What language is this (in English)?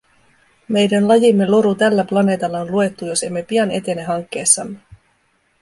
Finnish